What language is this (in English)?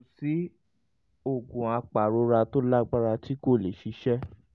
Yoruba